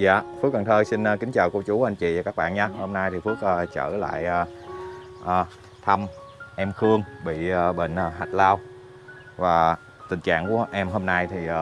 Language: Vietnamese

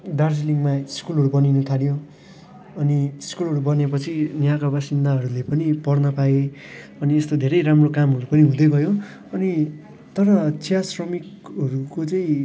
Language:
Nepali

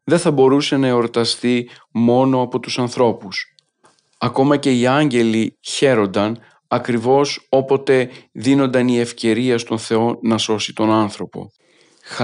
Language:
Greek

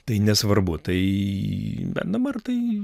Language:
Lithuanian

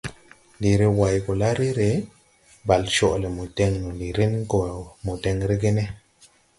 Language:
Tupuri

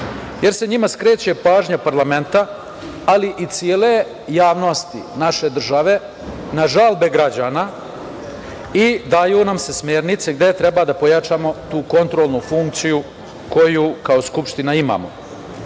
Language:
Serbian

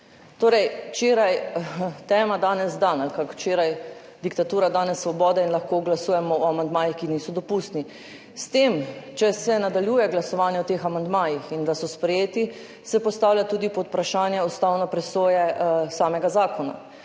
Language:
Slovenian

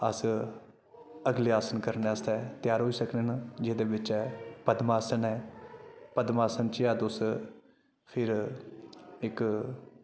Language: Dogri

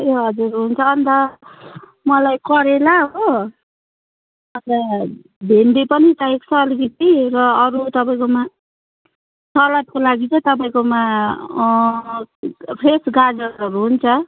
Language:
Nepali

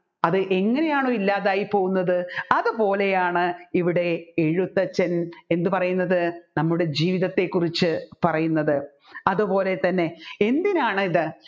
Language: Malayalam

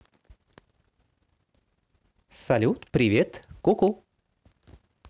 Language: Russian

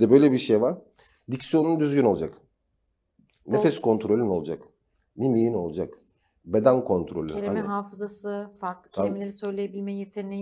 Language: Turkish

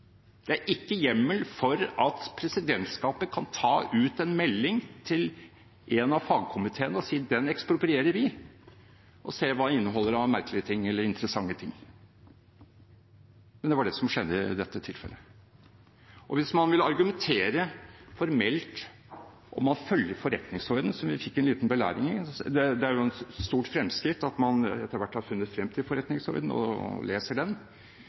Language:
Norwegian Bokmål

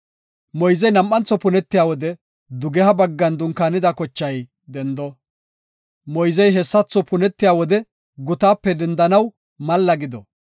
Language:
Gofa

